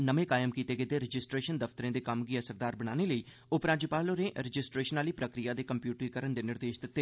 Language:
Dogri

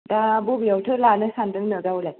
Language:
Bodo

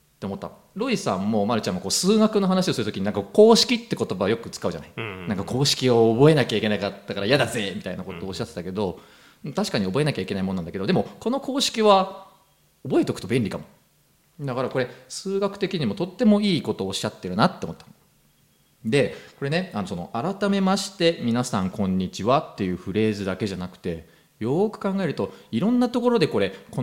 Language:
Japanese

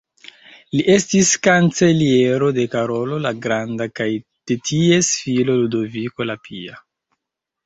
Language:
Esperanto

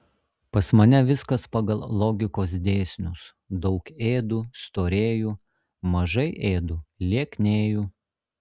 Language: Lithuanian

